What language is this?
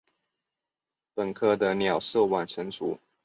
Chinese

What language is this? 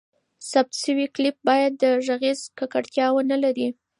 Pashto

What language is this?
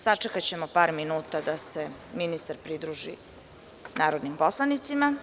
Serbian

